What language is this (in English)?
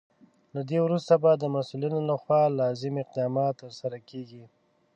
Pashto